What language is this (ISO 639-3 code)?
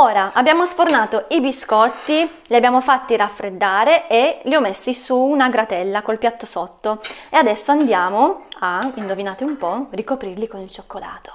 ita